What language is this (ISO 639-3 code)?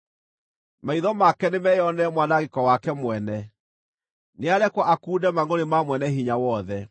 kik